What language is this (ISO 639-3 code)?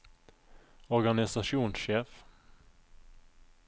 nor